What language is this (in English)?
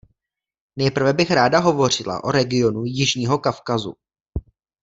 Czech